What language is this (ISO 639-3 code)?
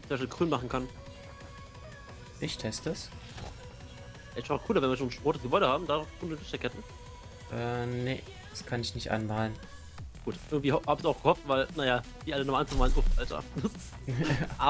deu